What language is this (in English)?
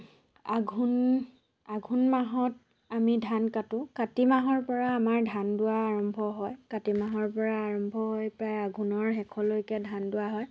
Assamese